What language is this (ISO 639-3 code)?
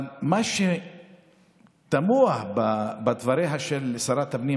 heb